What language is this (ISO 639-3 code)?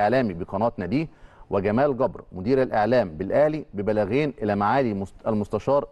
ara